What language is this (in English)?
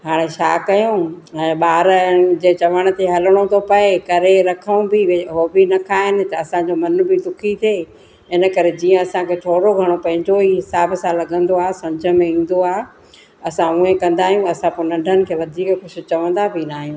Sindhi